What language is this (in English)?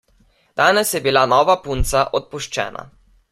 Slovenian